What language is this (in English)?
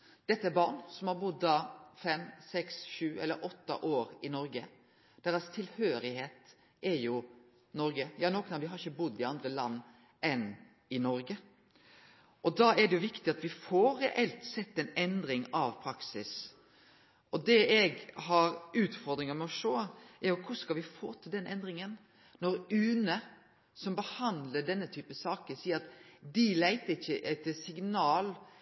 Norwegian Nynorsk